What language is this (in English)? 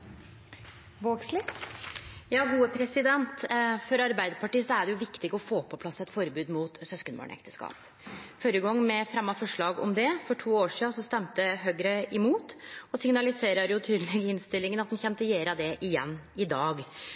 Norwegian Nynorsk